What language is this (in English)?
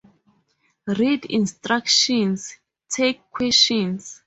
English